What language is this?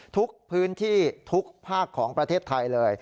Thai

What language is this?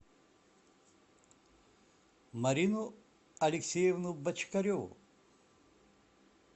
Russian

